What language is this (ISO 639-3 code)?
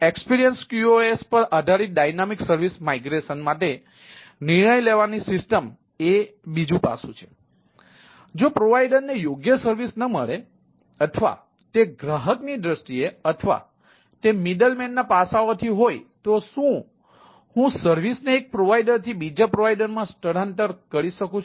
guj